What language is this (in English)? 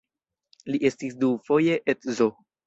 Esperanto